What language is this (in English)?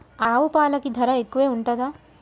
Telugu